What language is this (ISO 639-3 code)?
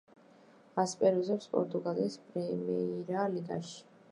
kat